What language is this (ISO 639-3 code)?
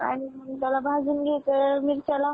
mar